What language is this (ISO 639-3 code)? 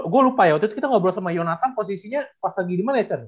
ind